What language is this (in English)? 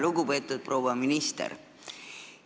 Estonian